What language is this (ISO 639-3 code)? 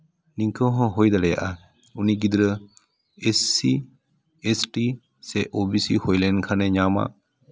sat